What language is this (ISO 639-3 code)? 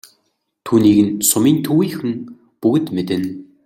mon